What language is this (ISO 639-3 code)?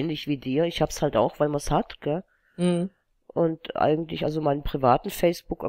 deu